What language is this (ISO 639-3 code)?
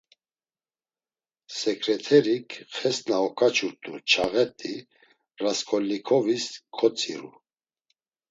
lzz